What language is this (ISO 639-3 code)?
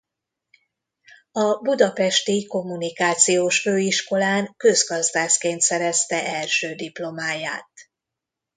hun